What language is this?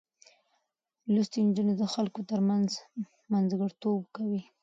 Pashto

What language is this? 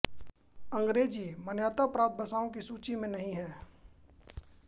Hindi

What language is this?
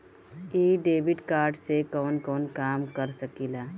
Bhojpuri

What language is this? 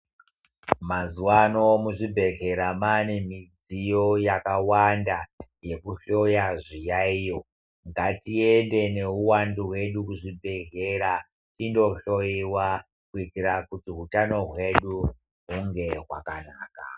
Ndau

